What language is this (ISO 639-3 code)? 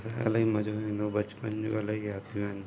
snd